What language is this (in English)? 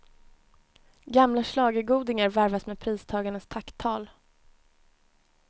Swedish